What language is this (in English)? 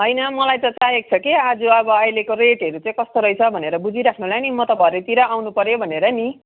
Nepali